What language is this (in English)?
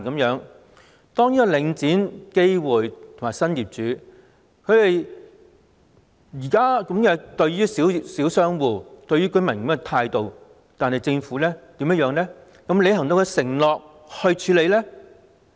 Cantonese